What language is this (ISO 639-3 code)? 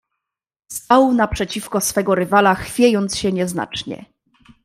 pol